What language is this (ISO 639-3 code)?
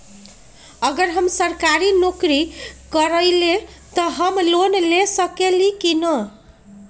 mag